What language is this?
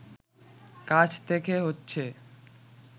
Bangla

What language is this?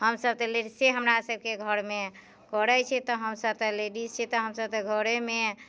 Maithili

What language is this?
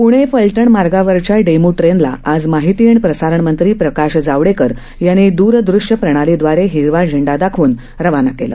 Marathi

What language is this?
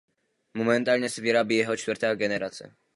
Czech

